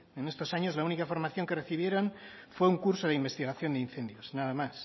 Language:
Spanish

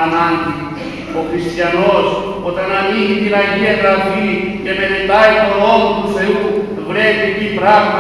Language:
Greek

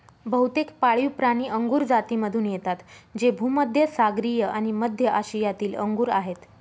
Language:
Marathi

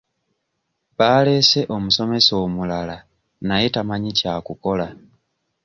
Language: Ganda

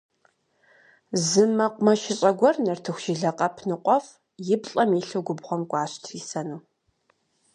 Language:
Kabardian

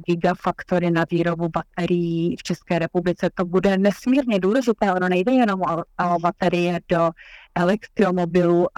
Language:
Czech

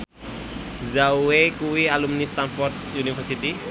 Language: Javanese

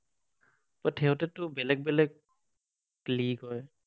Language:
Assamese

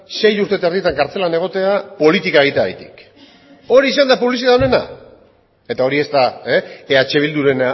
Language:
Basque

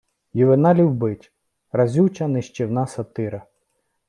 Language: Ukrainian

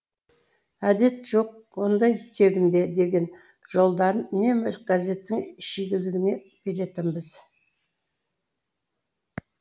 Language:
Kazakh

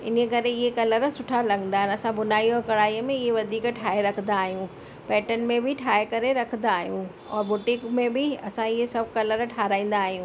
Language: Sindhi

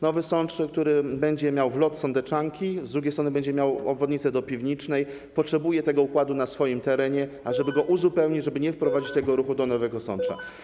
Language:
Polish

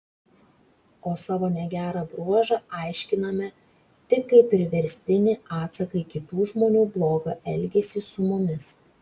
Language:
Lithuanian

